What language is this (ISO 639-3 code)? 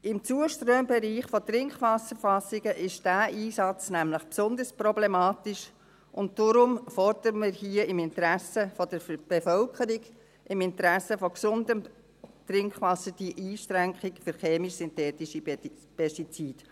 gsw